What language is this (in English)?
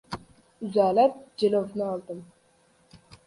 Uzbek